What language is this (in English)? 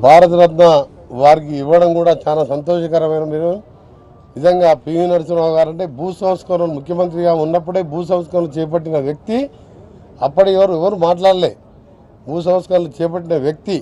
Telugu